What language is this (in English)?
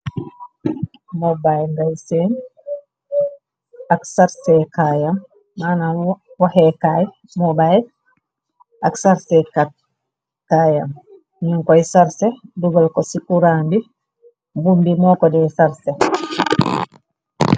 Wolof